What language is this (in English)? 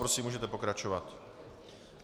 Czech